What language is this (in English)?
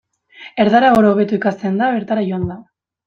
Basque